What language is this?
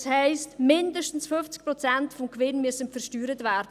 Swiss German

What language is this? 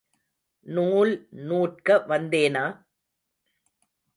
Tamil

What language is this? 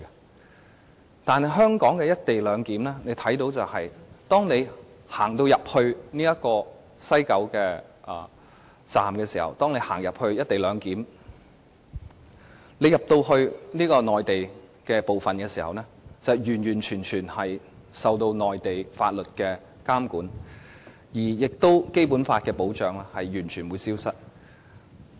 Cantonese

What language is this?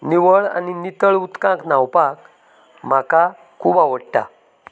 Konkani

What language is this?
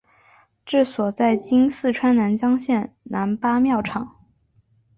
Chinese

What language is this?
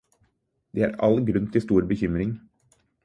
Norwegian Bokmål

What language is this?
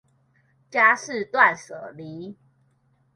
Chinese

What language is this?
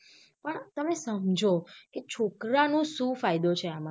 Gujarati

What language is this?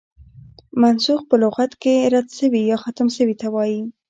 Pashto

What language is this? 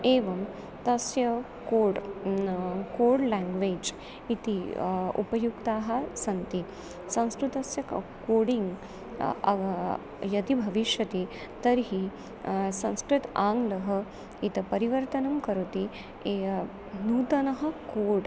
Sanskrit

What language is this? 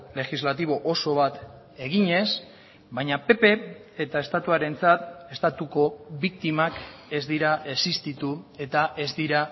Basque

